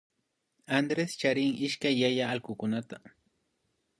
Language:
Imbabura Highland Quichua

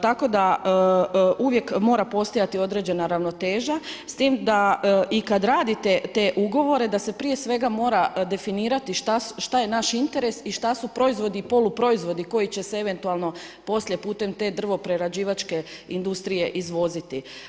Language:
Croatian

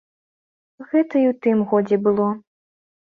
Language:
Belarusian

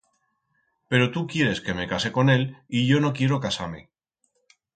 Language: Aragonese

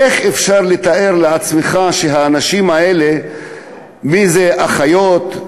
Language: Hebrew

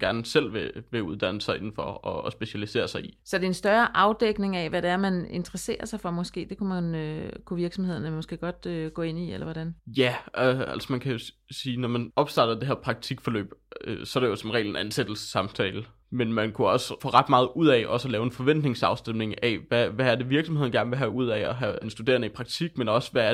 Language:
Danish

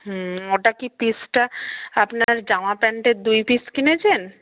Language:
Bangla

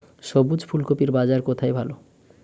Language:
Bangla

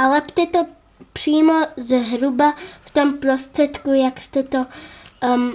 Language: Czech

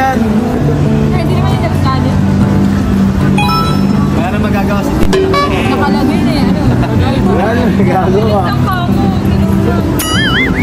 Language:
Filipino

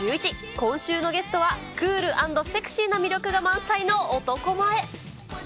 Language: Japanese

